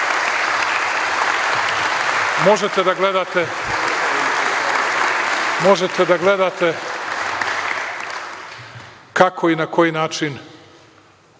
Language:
Serbian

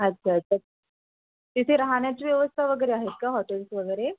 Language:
Marathi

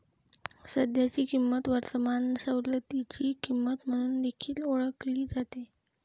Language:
Marathi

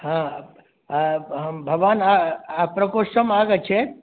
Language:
Sanskrit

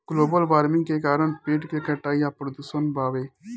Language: Bhojpuri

